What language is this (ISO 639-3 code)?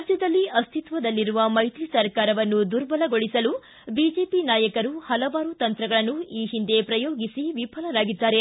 kan